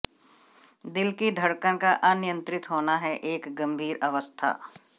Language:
Hindi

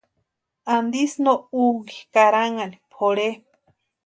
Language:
Western Highland Purepecha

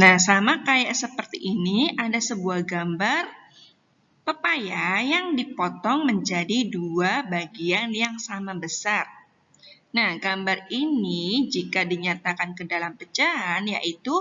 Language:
Indonesian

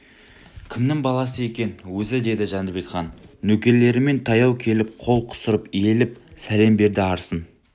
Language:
Kazakh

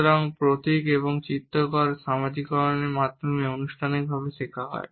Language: Bangla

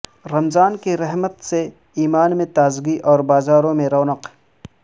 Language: Urdu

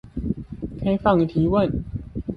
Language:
Chinese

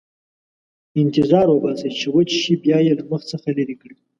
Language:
Pashto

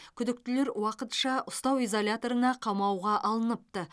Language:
Kazakh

